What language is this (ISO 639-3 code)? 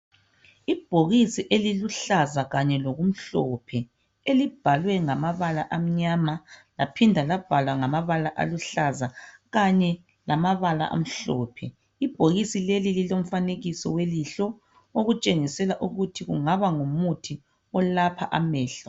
nde